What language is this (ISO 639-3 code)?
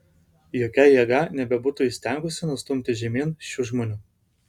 lit